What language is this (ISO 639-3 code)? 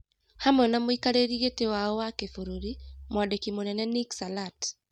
kik